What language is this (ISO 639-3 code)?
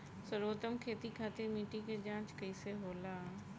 bho